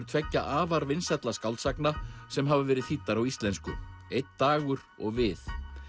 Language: Icelandic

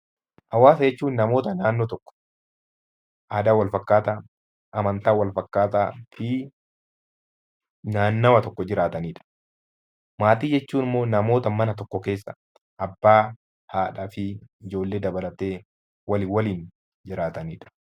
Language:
Oromo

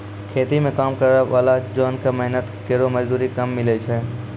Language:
Maithili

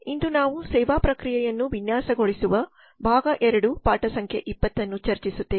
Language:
Kannada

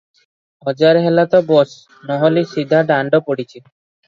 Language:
Odia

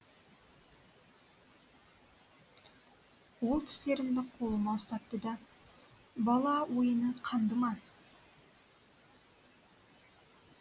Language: Kazakh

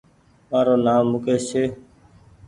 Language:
Goaria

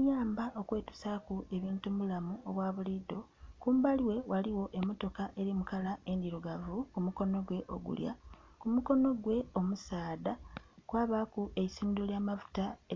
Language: Soga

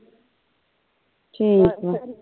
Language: Punjabi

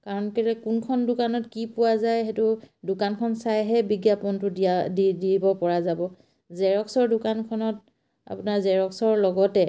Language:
Assamese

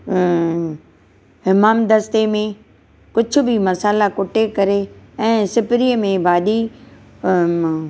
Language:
Sindhi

